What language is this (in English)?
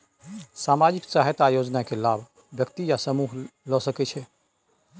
Maithili